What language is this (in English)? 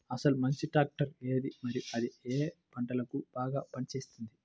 Telugu